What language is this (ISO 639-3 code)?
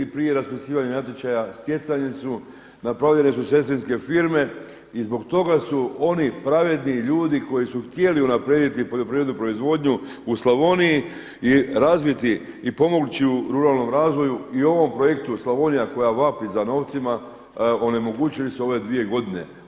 hrv